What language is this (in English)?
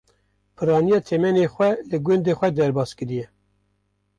Kurdish